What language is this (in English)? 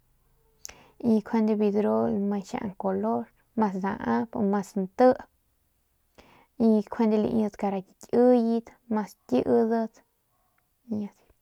Northern Pame